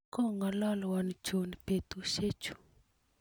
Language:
Kalenjin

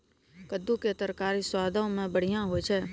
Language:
Maithili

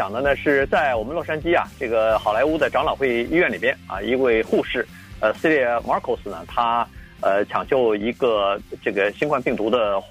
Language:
Chinese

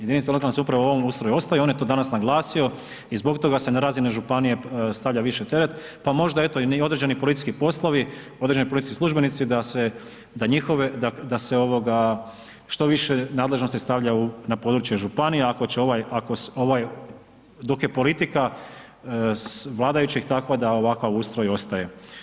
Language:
Croatian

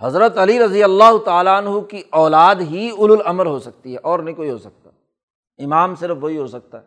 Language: Urdu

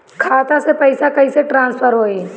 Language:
Bhojpuri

